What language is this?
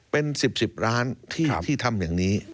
Thai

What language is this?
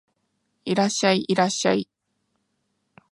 Japanese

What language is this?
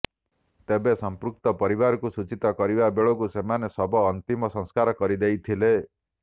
Odia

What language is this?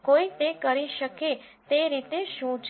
Gujarati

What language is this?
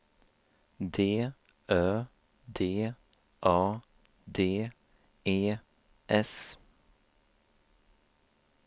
Swedish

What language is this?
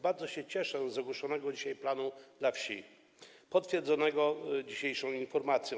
Polish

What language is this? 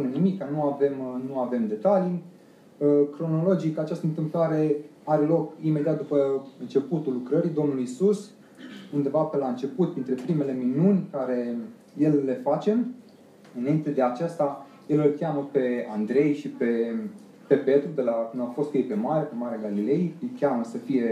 Romanian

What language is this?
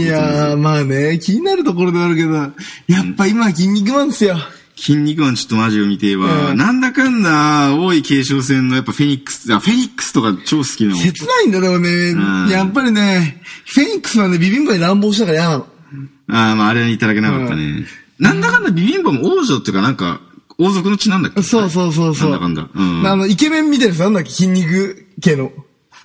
Japanese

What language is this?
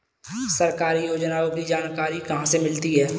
Hindi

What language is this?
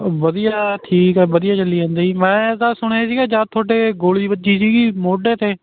Punjabi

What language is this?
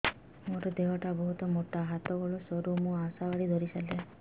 Odia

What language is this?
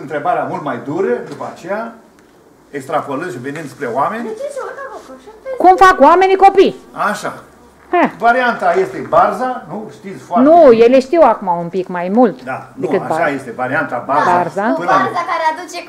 Romanian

